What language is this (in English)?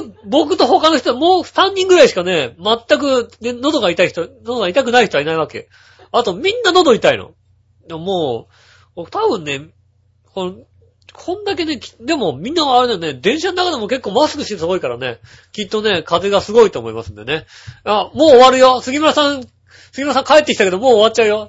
Japanese